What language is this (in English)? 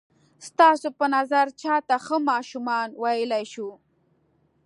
Pashto